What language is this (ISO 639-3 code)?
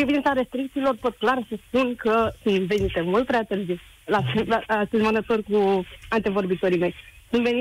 ron